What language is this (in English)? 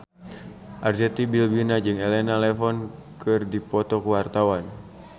Sundanese